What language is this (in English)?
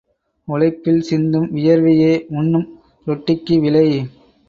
Tamil